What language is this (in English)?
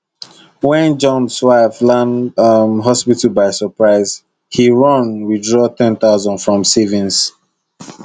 Nigerian Pidgin